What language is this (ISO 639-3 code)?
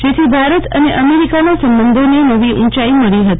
guj